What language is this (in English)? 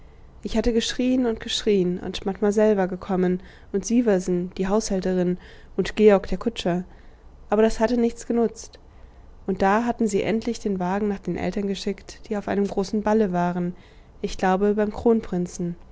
German